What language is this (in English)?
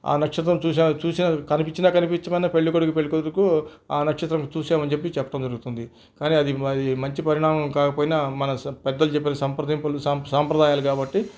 Telugu